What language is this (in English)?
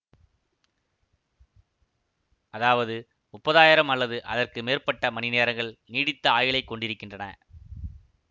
Tamil